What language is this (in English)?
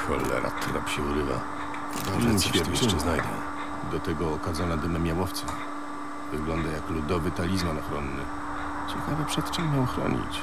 Polish